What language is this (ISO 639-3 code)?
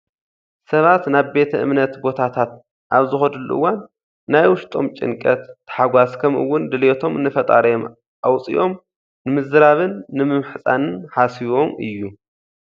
tir